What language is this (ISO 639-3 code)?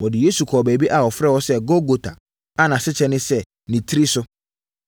aka